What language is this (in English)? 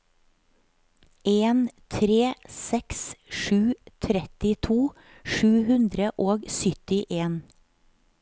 Norwegian